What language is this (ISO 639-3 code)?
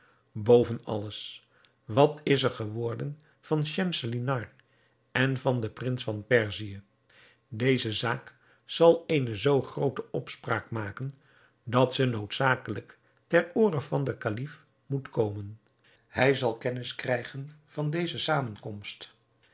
nld